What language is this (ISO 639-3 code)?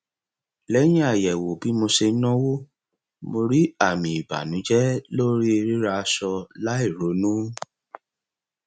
yor